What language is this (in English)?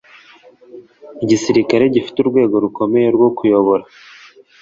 Kinyarwanda